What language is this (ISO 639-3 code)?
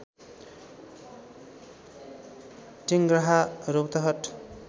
nep